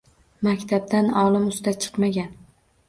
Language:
Uzbek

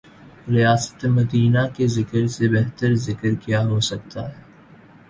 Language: Urdu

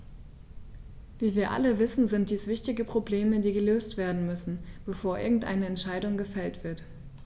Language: German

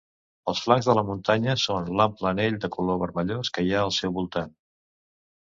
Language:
Catalan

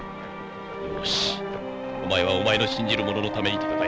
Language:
Japanese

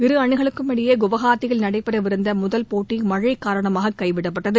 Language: Tamil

